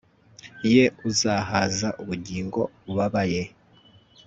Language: Kinyarwanda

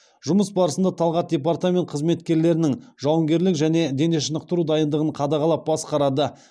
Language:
Kazakh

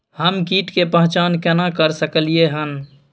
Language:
Maithili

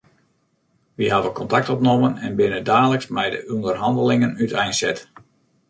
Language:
Western Frisian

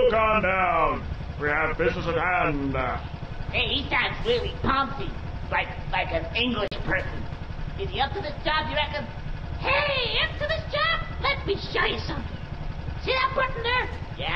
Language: French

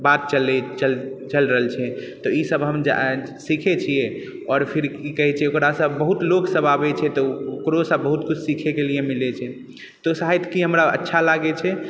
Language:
Maithili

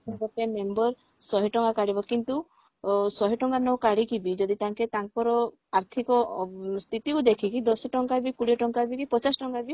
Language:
Odia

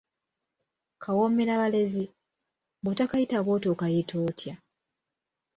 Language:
Ganda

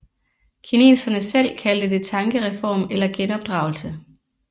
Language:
Danish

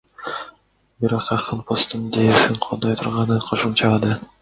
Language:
Kyrgyz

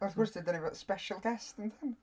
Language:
Welsh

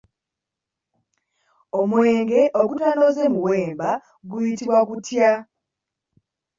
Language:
Ganda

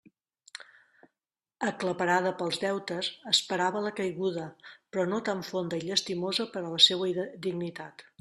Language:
Catalan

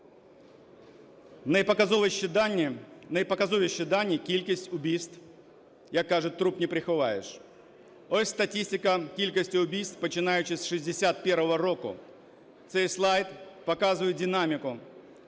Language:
Ukrainian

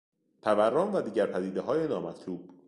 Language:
Persian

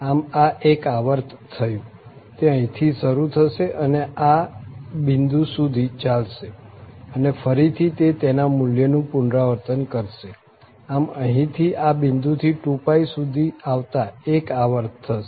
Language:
Gujarati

